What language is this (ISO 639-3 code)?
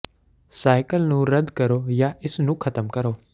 pan